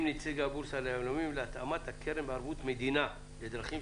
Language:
Hebrew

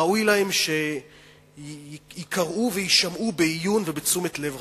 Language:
Hebrew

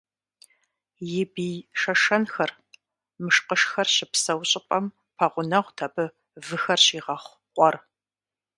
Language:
Kabardian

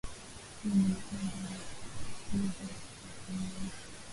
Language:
Swahili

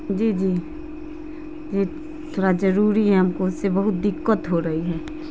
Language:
Urdu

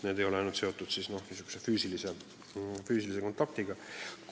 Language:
Estonian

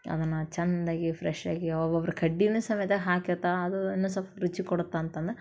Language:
Kannada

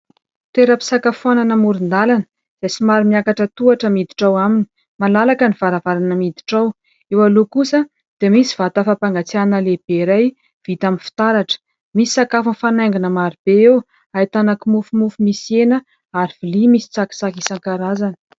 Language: Malagasy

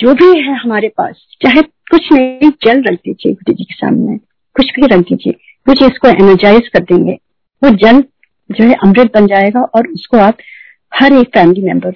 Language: Hindi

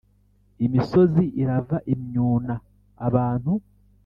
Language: Kinyarwanda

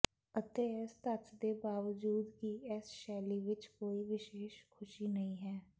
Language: Punjabi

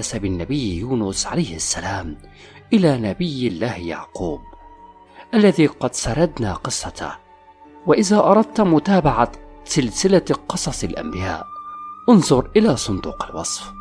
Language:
Arabic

